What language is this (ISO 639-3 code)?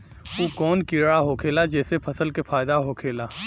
bho